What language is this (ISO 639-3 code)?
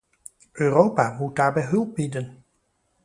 nld